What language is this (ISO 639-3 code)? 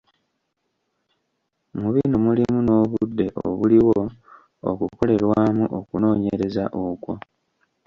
lug